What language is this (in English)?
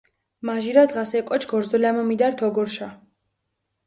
Mingrelian